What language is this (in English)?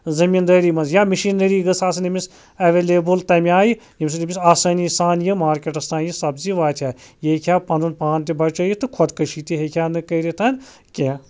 Kashmiri